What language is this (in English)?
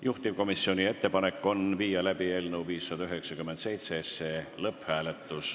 Estonian